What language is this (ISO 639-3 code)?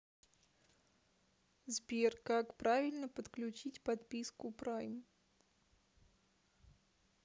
rus